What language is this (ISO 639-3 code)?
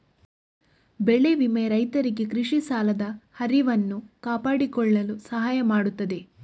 kan